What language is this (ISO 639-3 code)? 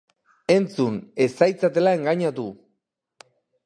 eus